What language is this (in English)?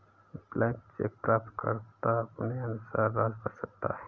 Hindi